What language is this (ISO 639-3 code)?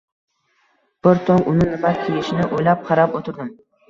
uzb